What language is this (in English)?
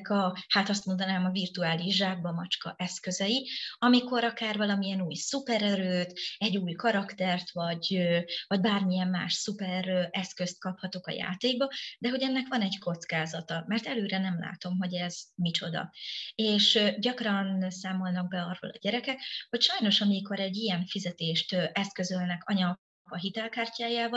Hungarian